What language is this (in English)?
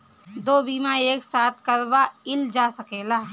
Bhojpuri